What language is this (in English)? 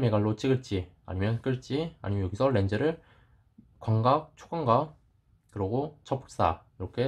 Korean